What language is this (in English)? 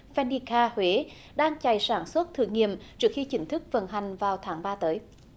Vietnamese